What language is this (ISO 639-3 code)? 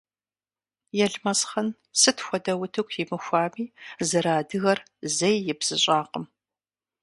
kbd